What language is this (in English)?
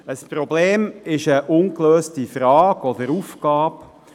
Swiss German